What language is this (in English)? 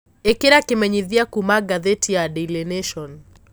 Kikuyu